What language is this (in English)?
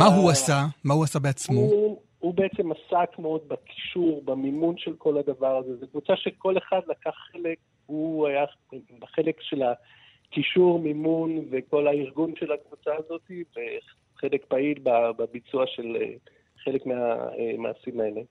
Hebrew